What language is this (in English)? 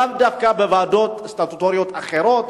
Hebrew